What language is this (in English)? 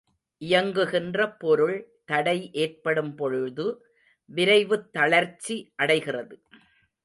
Tamil